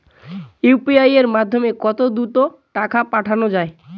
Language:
Bangla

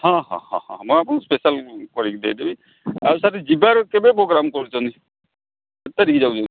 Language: Odia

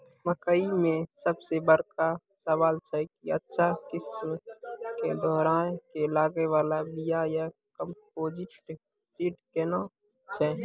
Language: Maithili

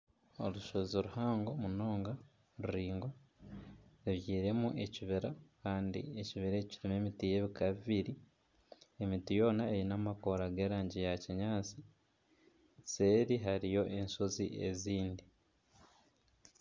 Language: Nyankole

